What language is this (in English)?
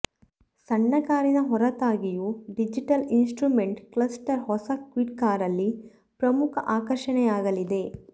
Kannada